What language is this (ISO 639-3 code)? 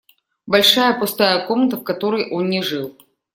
rus